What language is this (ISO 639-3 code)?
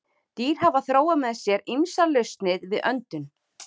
isl